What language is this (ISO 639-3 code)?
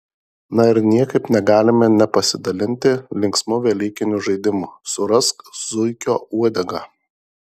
lit